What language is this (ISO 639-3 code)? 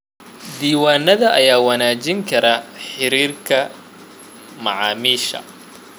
som